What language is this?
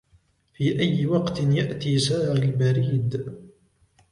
Arabic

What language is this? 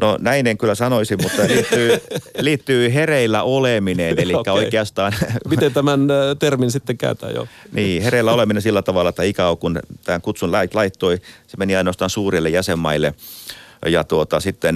Finnish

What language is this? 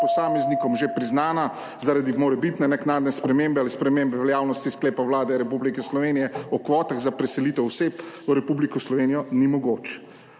Slovenian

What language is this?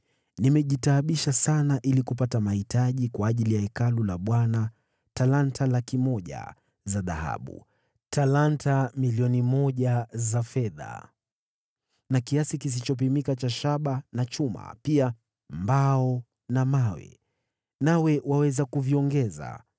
Swahili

